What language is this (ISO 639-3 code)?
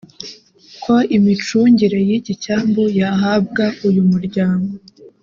kin